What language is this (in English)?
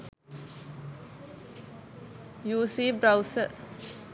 Sinhala